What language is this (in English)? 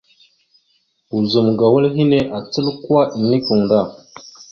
Mada (Cameroon)